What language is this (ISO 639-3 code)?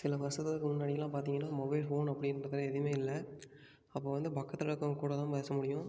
tam